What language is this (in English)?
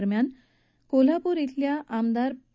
Marathi